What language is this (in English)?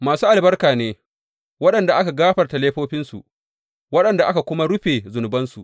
Hausa